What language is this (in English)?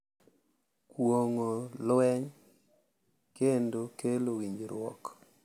Luo (Kenya and Tanzania)